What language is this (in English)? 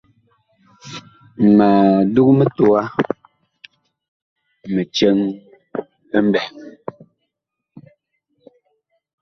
Bakoko